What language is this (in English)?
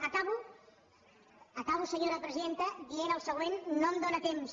Catalan